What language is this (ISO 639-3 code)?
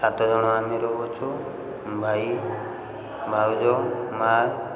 ori